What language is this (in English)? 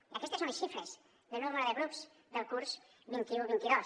Catalan